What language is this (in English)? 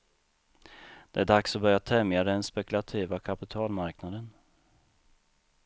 Swedish